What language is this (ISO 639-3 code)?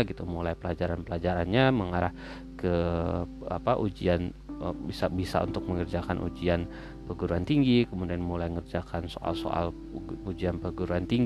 ind